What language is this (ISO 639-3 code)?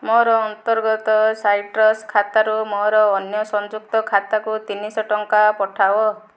ori